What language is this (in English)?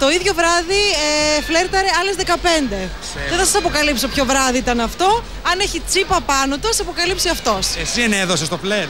Greek